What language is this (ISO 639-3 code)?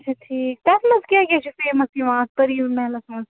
kas